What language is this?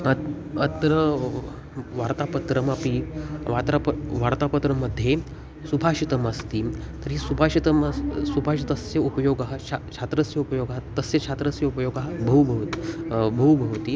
Sanskrit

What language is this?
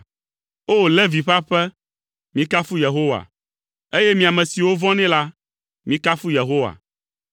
Ewe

